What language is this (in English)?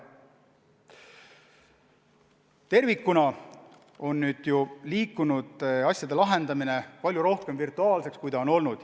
Estonian